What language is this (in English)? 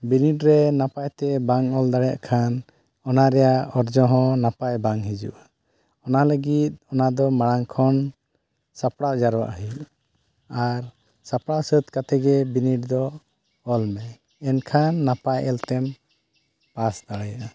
Santali